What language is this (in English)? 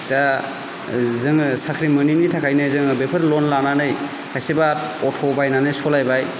Bodo